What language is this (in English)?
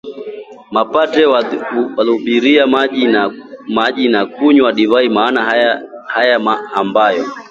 Swahili